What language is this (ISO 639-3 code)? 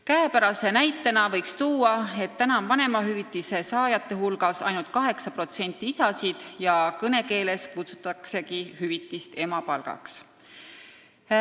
est